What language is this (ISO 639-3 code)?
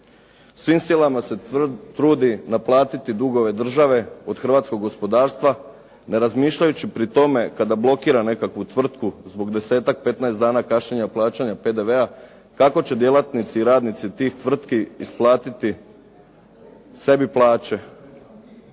hrv